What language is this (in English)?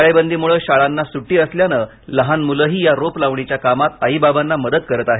Marathi